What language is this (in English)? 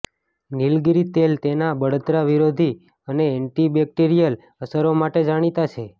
Gujarati